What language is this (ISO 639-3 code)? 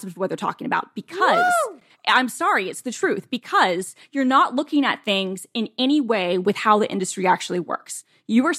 eng